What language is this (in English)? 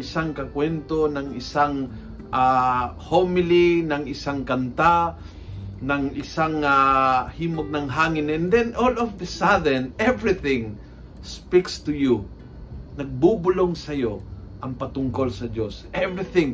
Filipino